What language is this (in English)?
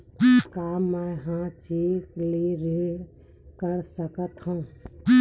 Chhattisgarhi